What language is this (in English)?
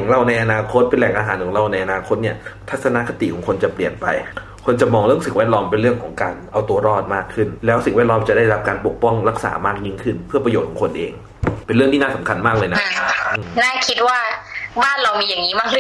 Thai